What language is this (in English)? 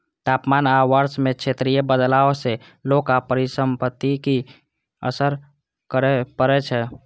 Maithili